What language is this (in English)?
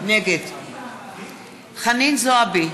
Hebrew